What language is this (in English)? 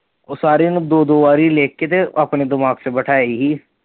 Punjabi